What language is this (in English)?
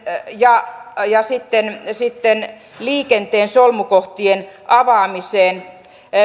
Finnish